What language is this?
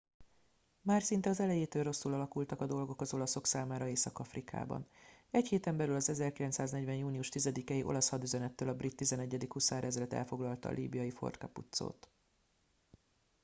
Hungarian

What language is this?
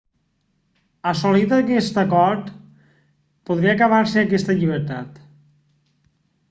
Catalan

